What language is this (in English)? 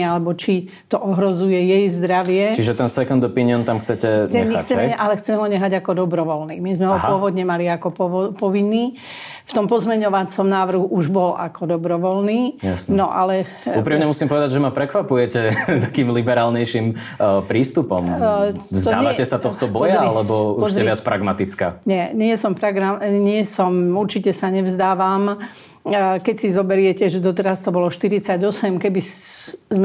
Slovak